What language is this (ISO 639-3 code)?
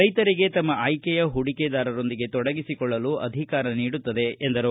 kan